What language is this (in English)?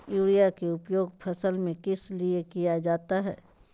Magahi